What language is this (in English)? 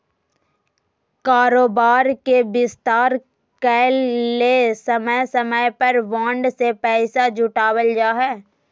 Magahi